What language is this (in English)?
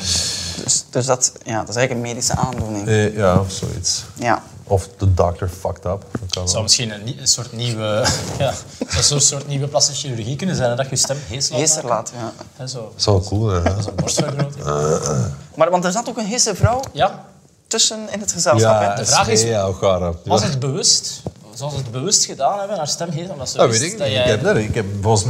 Dutch